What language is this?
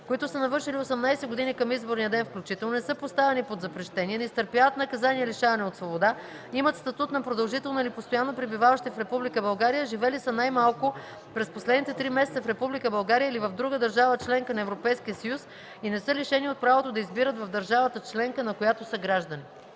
Bulgarian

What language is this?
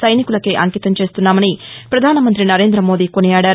Telugu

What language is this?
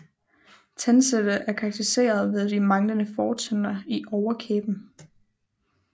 Danish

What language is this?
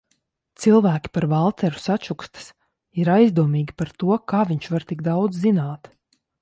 Latvian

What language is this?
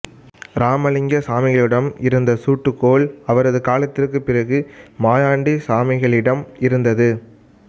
Tamil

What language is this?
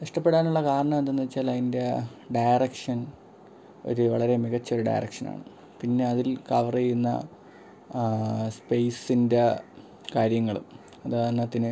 Malayalam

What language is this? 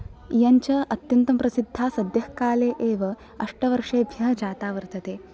Sanskrit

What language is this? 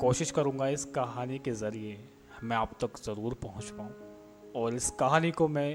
Hindi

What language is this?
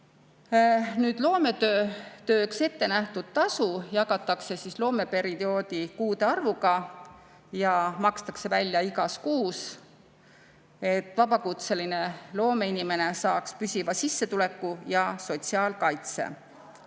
Estonian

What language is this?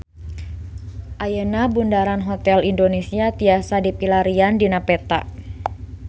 Sundanese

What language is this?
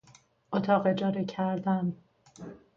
Persian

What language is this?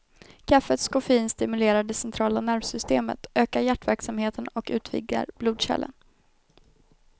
Swedish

